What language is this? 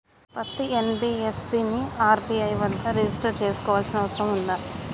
Telugu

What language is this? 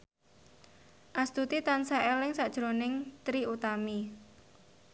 Javanese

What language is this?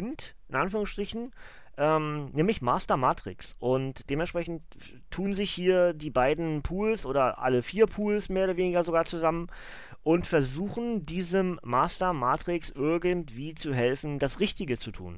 German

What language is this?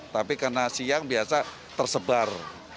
Indonesian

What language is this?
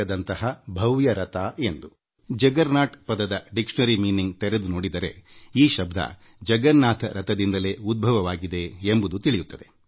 Kannada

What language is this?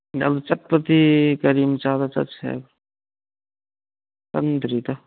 Manipuri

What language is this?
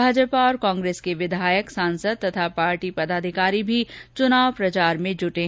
Hindi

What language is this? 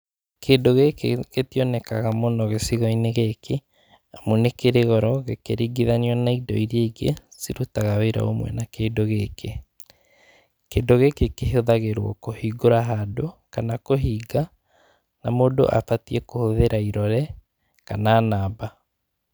Kikuyu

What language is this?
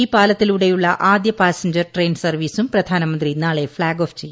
Malayalam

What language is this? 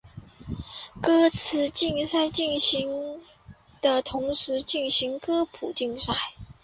Chinese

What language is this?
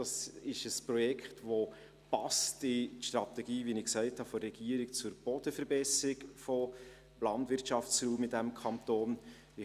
Swiss German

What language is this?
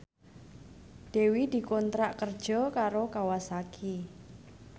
Javanese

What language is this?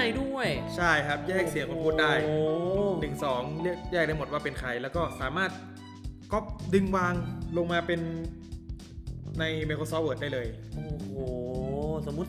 Thai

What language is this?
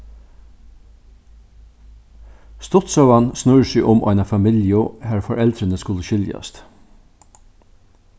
Faroese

